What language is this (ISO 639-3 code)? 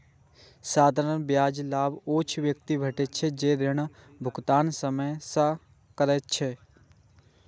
mai